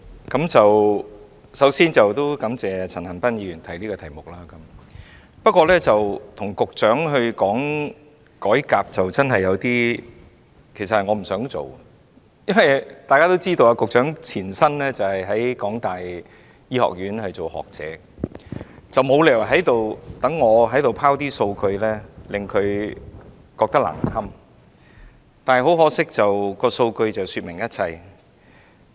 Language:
Cantonese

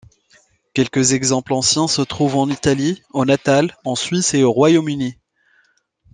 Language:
French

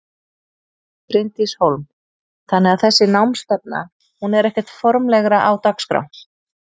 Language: Icelandic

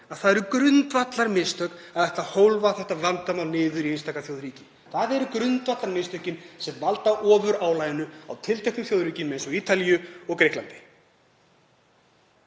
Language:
Icelandic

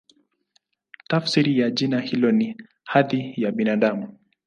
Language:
Swahili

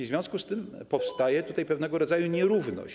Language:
Polish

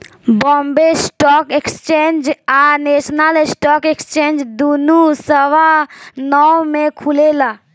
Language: Bhojpuri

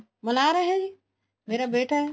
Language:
Punjabi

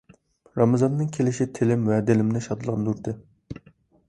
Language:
Uyghur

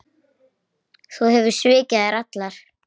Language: Icelandic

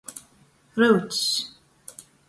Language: Latgalian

